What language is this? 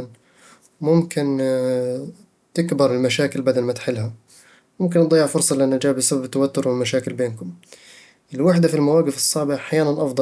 Eastern Egyptian Bedawi Arabic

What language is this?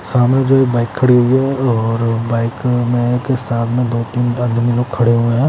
Hindi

